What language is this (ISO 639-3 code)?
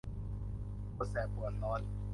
tha